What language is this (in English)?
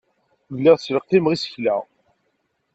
Kabyle